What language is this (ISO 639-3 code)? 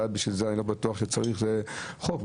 heb